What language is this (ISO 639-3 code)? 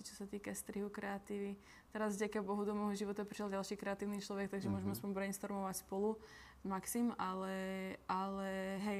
ces